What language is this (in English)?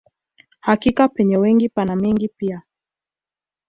Swahili